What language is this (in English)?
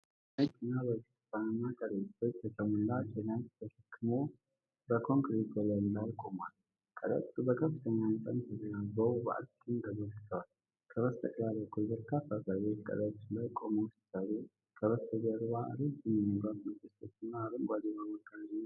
Amharic